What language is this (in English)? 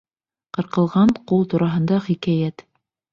Bashkir